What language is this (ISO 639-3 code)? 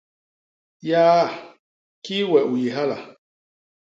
bas